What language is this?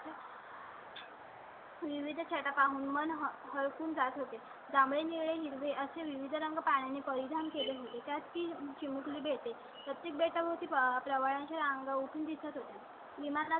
Marathi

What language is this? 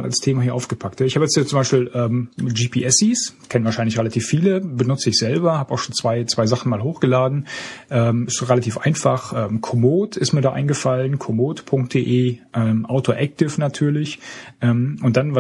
German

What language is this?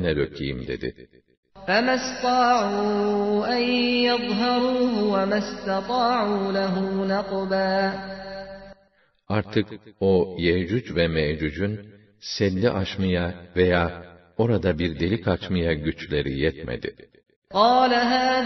Turkish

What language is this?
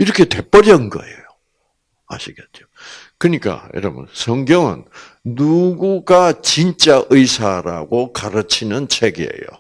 Korean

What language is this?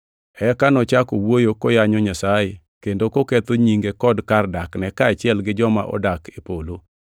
Luo (Kenya and Tanzania)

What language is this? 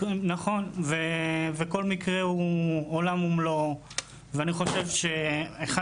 Hebrew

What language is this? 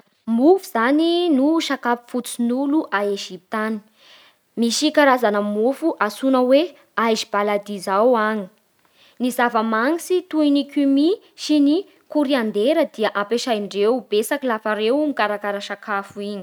Bara Malagasy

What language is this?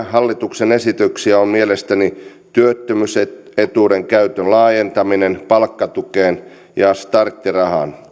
Finnish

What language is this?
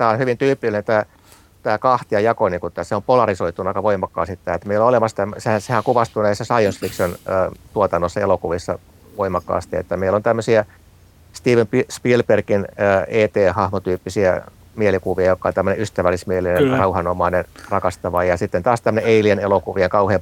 Finnish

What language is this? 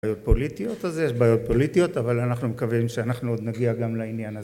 Hebrew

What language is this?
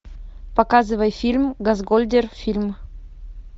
Russian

